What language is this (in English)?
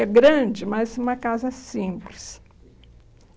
Portuguese